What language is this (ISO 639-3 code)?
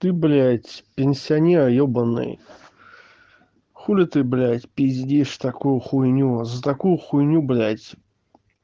rus